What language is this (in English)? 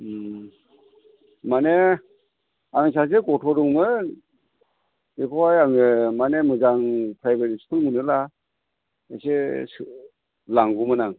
Bodo